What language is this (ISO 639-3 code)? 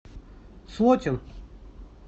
rus